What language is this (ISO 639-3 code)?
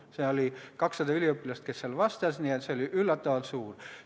est